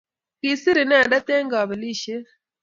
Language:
Kalenjin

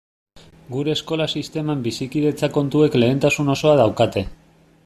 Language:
Basque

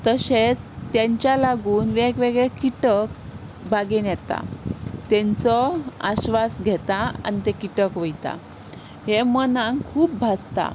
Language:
Konkani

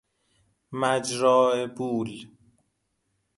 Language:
Persian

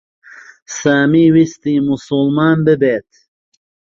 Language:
Central Kurdish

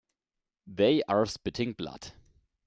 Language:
English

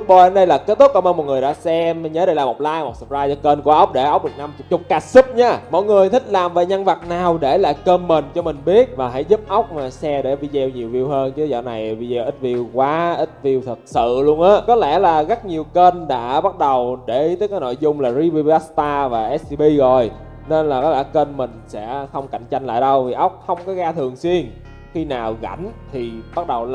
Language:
Vietnamese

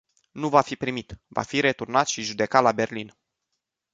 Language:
Romanian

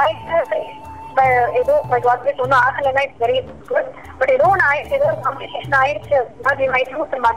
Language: Tamil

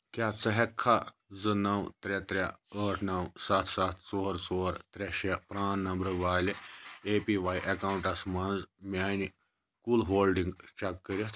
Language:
Kashmiri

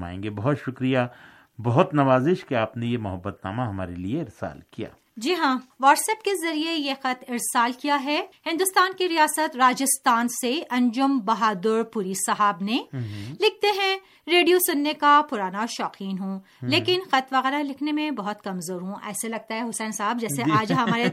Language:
Urdu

